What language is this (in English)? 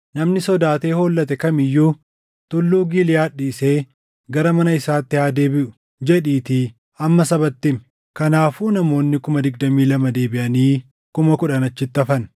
Oromo